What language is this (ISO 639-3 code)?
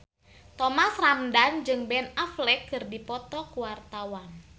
sun